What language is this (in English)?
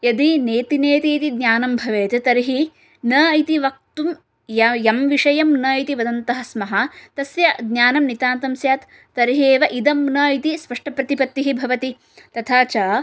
Sanskrit